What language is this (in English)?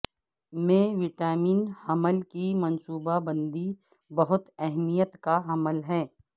Urdu